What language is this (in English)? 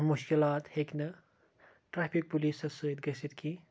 Kashmiri